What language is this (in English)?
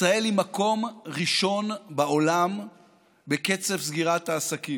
Hebrew